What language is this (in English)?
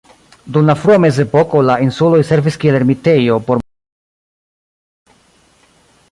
Esperanto